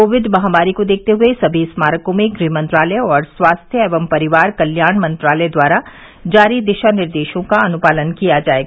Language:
Hindi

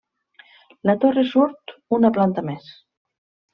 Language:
Catalan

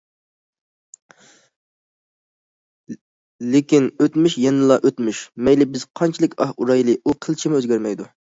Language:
Uyghur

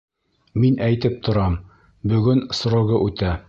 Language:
Bashkir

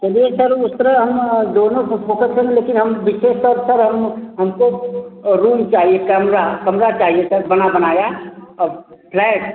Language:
Hindi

